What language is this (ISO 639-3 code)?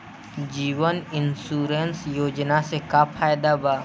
bho